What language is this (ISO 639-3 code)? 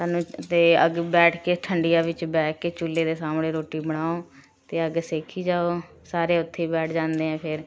pan